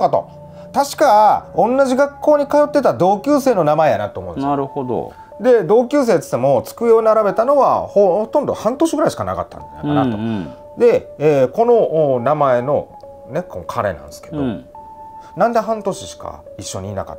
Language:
Japanese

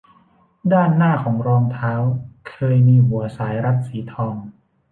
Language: Thai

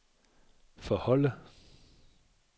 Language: Danish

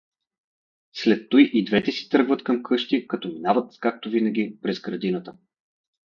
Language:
Bulgarian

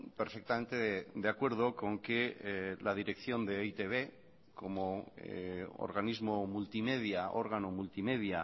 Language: Spanish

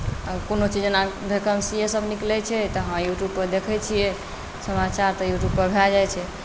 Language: Maithili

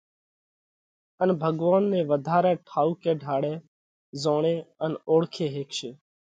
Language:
Parkari Koli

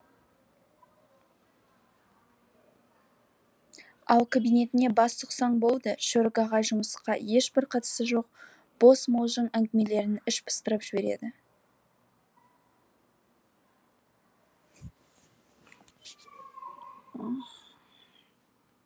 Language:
Kazakh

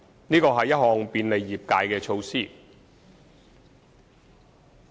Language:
Cantonese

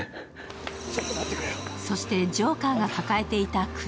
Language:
Japanese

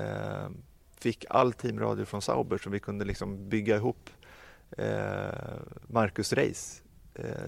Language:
Swedish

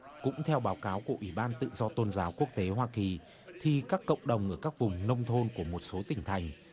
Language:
Vietnamese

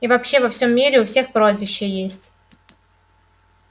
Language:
Russian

